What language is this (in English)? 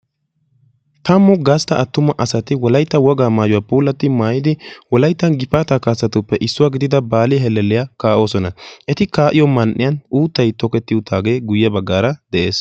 Wolaytta